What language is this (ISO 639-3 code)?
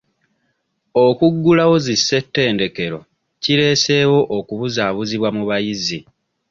lug